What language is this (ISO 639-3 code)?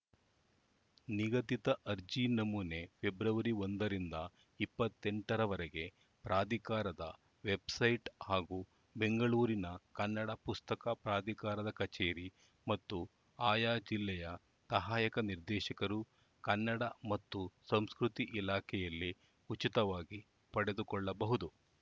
kan